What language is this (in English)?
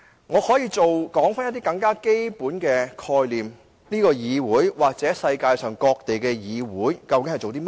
Cantonese